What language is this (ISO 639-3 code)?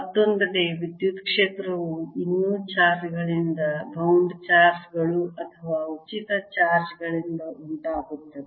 kan